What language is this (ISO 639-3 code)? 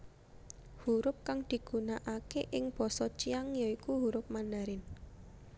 jav